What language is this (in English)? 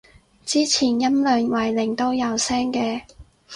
Cantonese